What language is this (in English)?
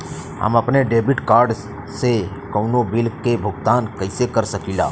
Bhojpuri